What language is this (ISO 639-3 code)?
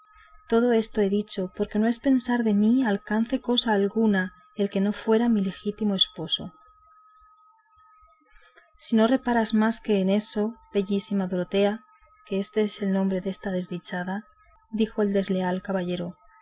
spa